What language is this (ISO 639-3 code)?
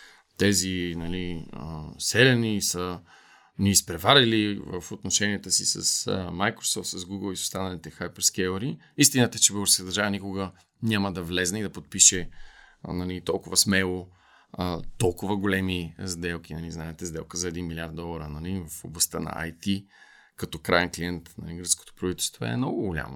bul